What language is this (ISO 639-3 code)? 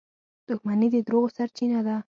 pus